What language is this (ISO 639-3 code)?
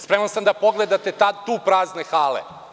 srp